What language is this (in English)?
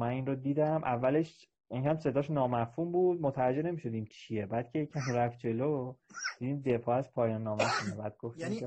Persian